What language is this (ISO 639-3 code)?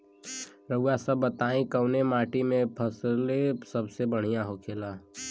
bho